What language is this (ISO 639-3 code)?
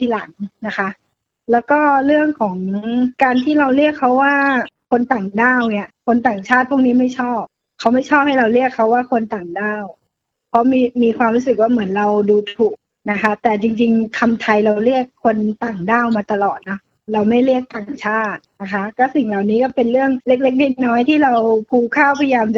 tha